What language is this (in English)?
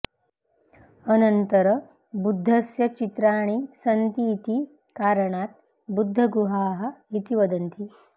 Sanskrit